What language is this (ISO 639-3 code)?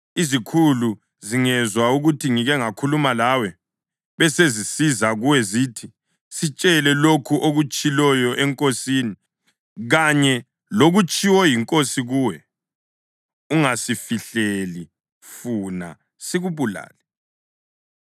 nde